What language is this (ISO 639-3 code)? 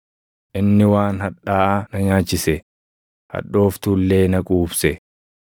orm